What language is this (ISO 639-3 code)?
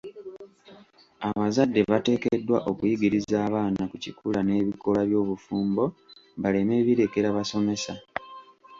lug